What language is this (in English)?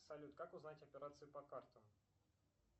Russian